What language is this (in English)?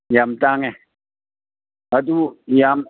Manipuri